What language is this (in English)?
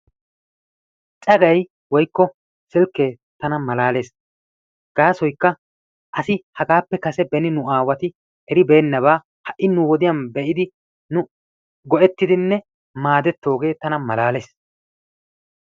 Wolaytta